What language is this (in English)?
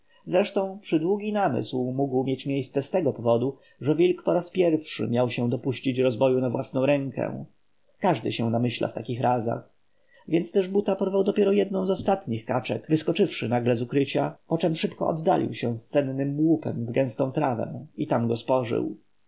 Polish